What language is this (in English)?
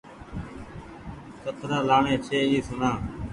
Goaria